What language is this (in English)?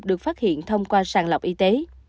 Vietnamese